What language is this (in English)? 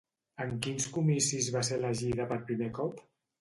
Catalan